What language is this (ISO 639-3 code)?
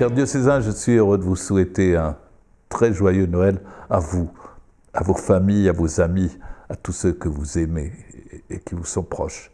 fra